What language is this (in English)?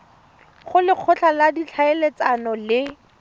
Tswana